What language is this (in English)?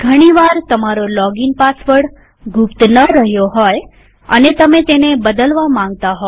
Gujarati